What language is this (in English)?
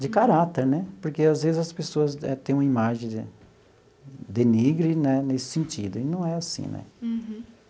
Portuguese